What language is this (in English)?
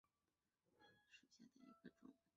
Chinese